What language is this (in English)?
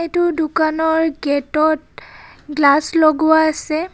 Assamese